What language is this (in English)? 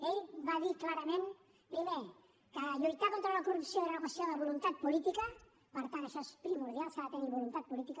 Catalan